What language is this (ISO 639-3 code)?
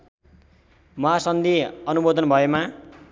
nep